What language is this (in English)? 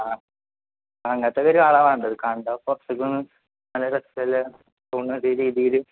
Malayalam